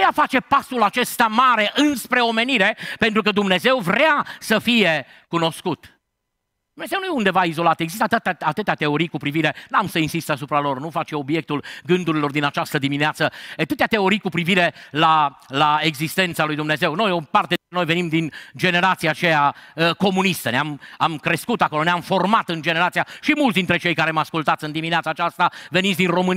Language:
Romanian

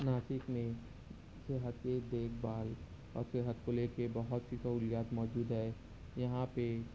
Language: Urdu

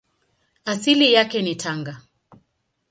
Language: Swahili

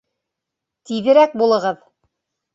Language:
Bashkir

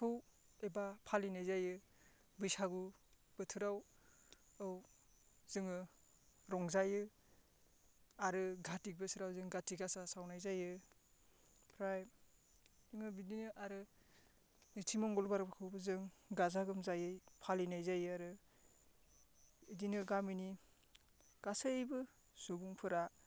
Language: Bodo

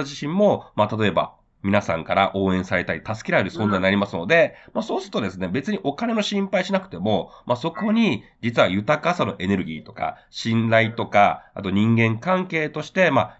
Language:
Japanese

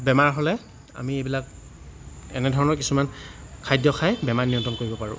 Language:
Assamese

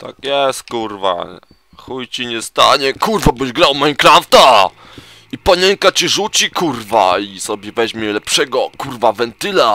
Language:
Polish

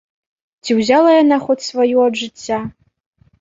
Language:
Belarusian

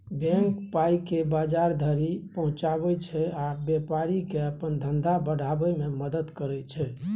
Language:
Maithili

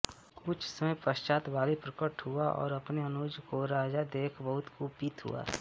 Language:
Hindi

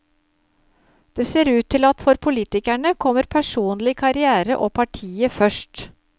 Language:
Norwegian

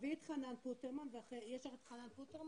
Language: Hebrew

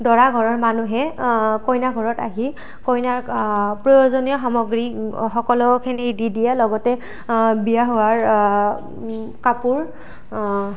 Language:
Assamese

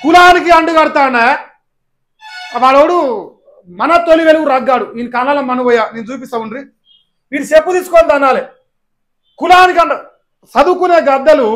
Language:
Telugu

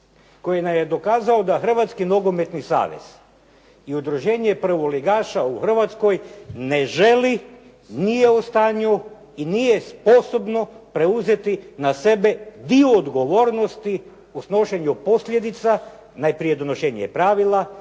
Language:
Croatian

